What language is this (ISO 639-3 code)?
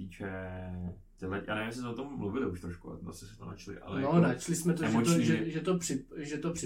ces